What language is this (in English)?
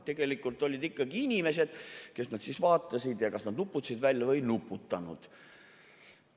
Estonian